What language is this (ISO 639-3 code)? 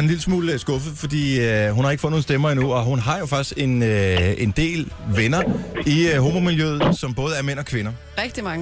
dan